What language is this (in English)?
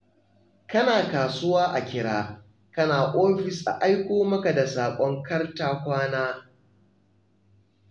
Hausa